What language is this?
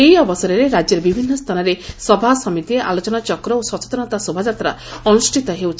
Odia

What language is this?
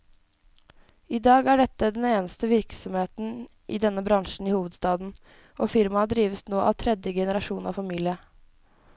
Norwegian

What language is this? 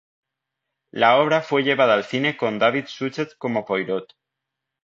Spanish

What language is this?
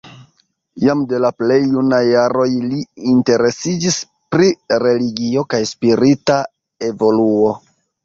Esperanto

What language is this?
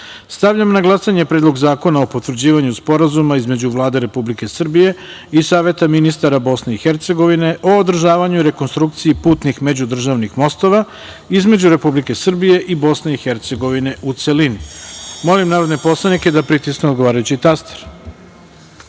Serbian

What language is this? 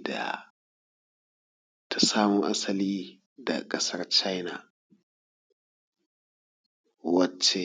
Hausa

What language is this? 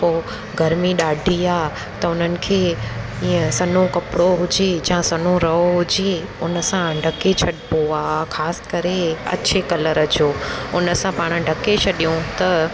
Sindhi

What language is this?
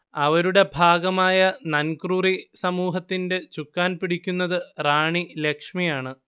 Malayalam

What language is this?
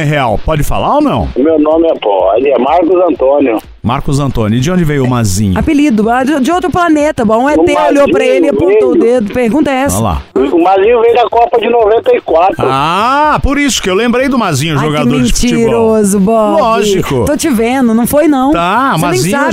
Portuguese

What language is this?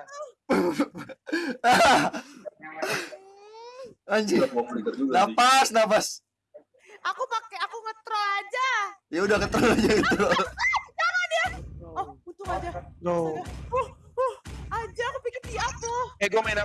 Indonesian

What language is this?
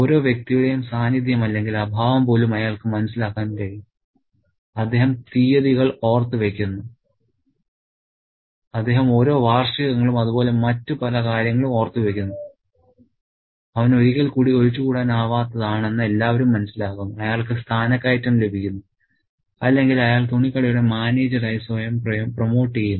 Malayalam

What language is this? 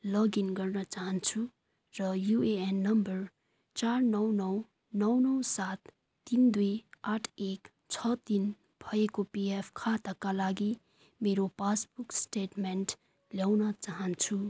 Nepali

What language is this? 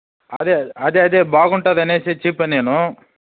Telugu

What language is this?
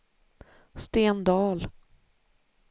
Swedish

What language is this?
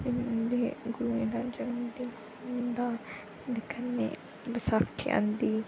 Dogri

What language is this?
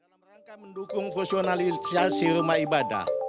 Indonesian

